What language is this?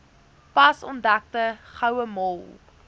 Afrikaans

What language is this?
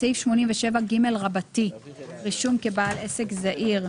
Hebrew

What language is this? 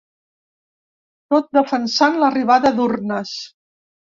Catalan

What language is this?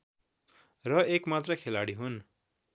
Nepali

